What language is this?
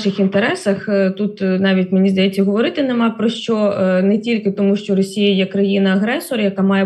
Ukrainian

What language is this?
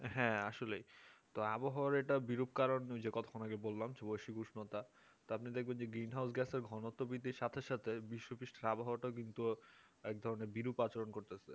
Bangla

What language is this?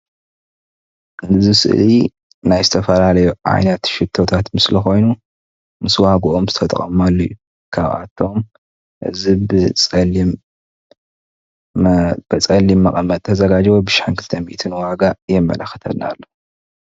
Tigrinya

